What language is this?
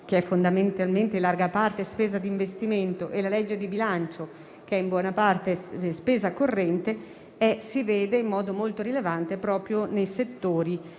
Italian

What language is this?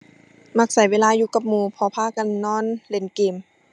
Thai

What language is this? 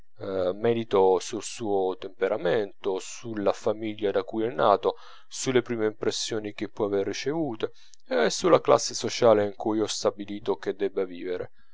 Italian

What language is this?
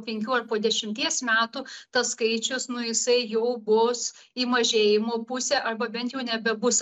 Lithuanian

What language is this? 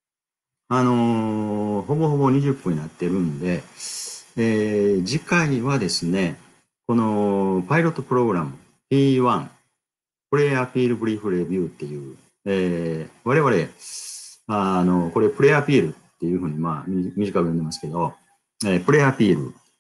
Japanese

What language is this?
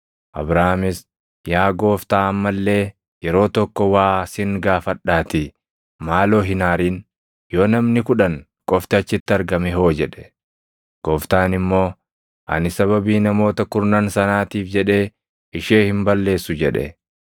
Oromo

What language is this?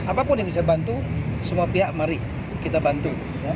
Indonesian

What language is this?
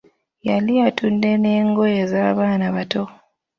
Ganda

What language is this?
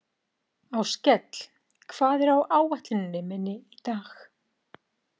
Icelandic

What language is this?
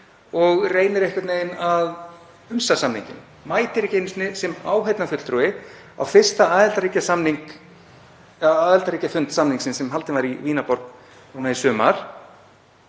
Icelandic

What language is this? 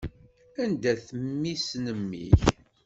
Kabyle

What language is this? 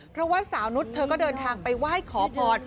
Thai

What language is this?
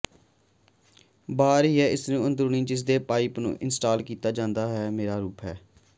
Punjabi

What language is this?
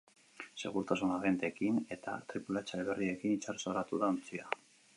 Basque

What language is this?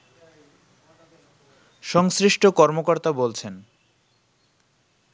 Bangla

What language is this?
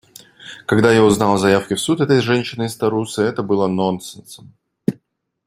Russian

